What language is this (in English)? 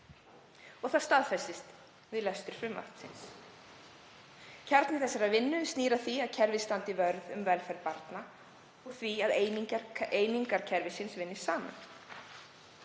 Icelandic